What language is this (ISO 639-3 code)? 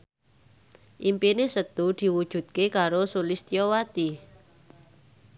jav